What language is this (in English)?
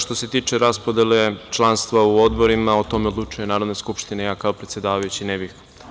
Serbian